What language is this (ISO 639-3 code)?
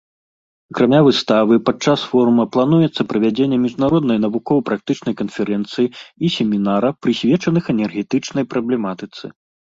bel